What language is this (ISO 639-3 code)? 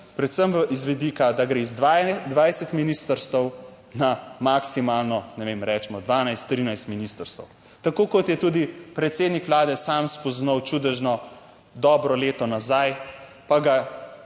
slv